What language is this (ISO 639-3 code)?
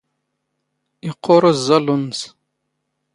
zgh